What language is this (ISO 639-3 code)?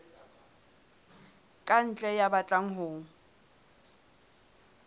sot